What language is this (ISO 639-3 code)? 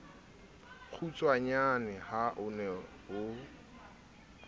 sot